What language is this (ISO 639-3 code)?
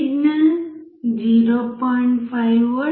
tel